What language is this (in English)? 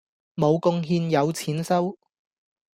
Cantonese